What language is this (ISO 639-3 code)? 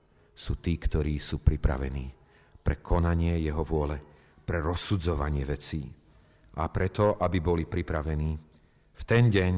slk